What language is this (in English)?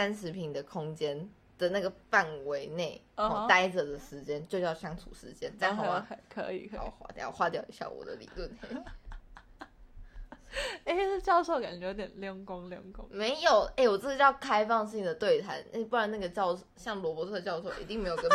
Chinese